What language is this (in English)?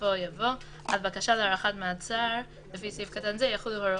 Hebrew